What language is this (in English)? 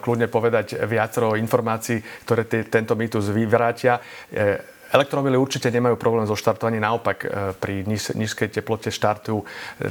Slovak